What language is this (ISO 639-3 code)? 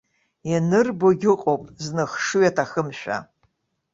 abk